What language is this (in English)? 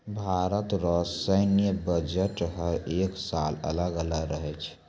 Maithili